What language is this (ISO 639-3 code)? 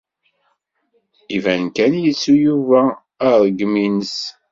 kab